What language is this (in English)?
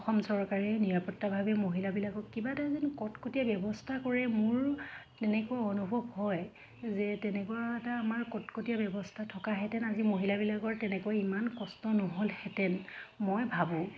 Assamese